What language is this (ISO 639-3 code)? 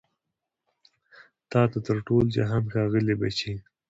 pus